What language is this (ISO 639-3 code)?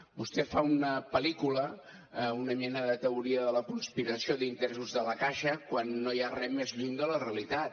cat